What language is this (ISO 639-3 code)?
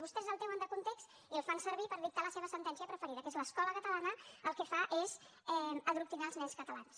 cat